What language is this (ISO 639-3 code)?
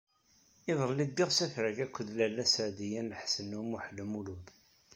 kab